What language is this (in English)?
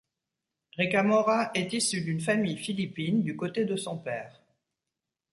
French